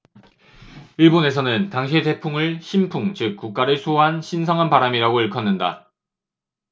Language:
Korean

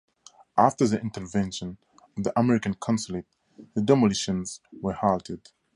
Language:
English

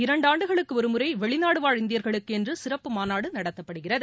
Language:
Tamil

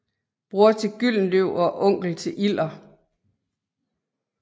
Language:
Danish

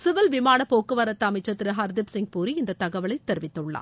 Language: Tamil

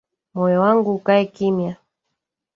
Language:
Swahili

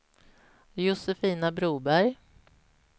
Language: Swedish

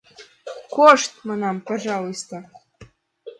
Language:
Mari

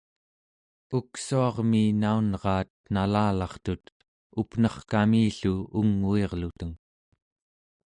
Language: Central Yupik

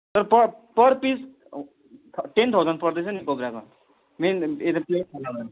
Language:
Nepali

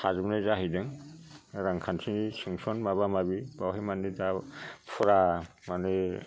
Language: Bodo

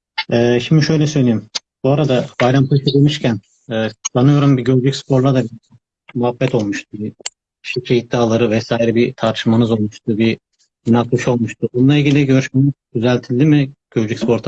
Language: Turkish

